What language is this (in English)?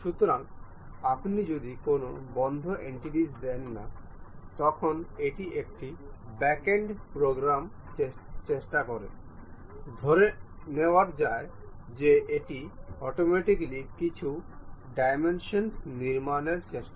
Bangla